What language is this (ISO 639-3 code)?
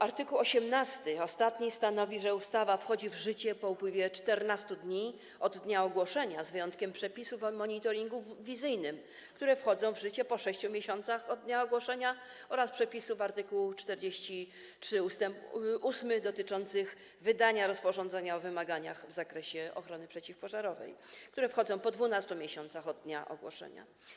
pol